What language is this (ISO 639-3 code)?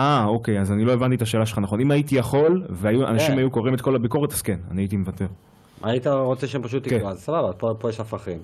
heb